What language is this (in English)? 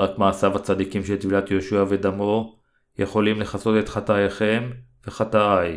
Hebrew